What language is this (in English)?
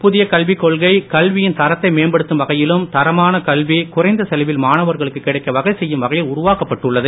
Tamil